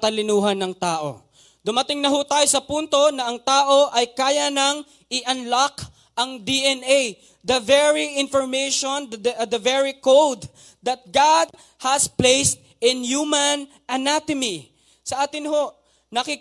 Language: Filipino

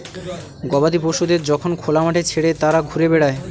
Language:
Bangla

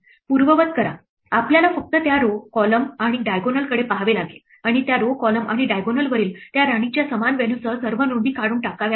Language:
Marathi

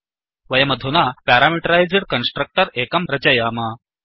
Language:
Sanskrit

